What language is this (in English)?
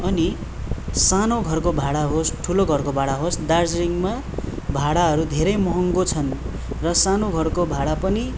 Nepali